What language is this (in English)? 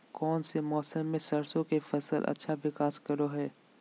Magahi